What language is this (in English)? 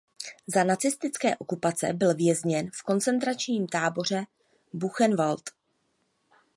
Czech